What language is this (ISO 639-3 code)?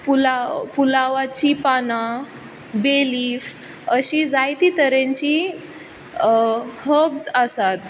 kok